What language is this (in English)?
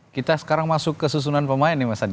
Indonesian